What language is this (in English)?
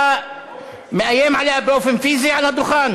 Hebrew